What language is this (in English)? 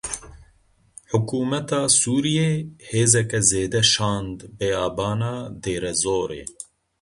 Kurdish